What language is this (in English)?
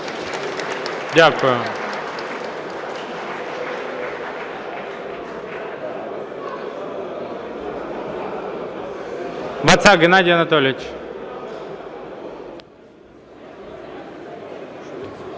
Ukrainian